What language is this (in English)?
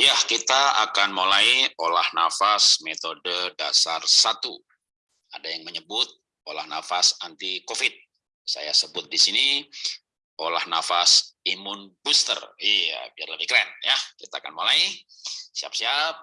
Indonesian